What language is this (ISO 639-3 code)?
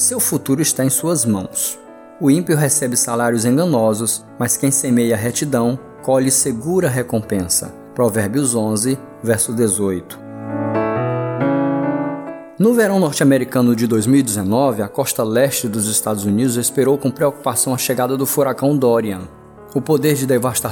por